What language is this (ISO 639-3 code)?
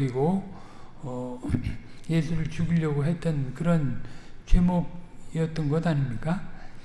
kor